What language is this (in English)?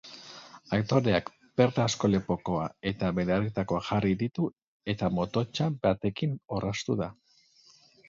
Basque